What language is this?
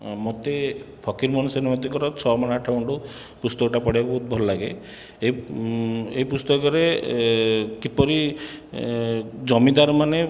Odia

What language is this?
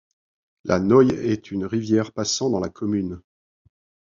French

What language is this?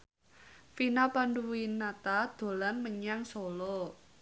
Javanese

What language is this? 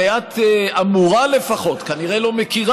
Hebrew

